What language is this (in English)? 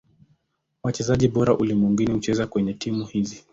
Swahili